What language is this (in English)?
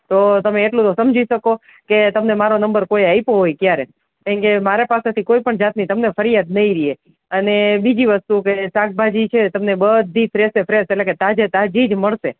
Gujarati